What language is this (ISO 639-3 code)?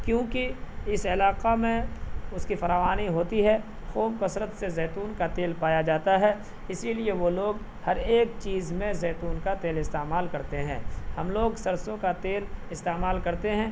urd